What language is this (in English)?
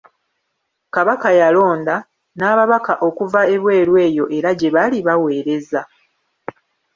Ganda